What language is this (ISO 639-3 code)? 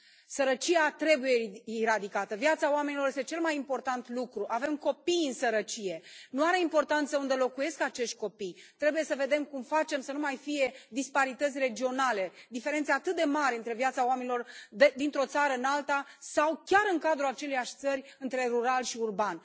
ron